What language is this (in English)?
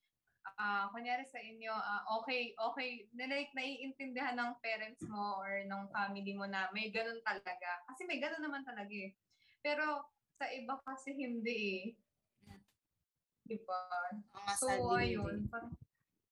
Filipino